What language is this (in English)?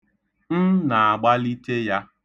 Igbo